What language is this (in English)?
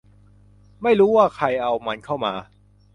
Thai